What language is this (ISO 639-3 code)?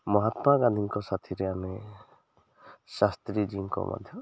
ori